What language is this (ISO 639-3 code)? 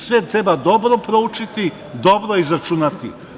srp